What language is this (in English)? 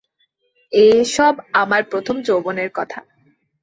Bangla